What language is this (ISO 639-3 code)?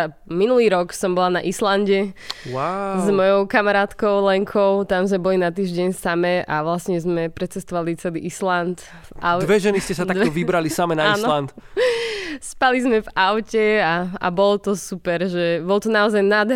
slk